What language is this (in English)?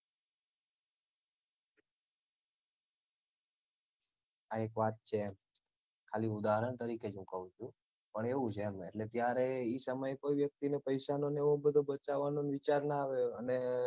Gujarati